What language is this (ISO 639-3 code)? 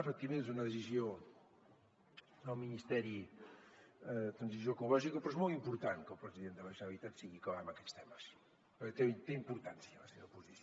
cat